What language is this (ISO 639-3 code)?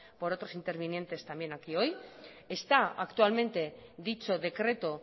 spa